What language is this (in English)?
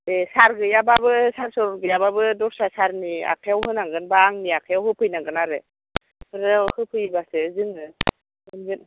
Bodo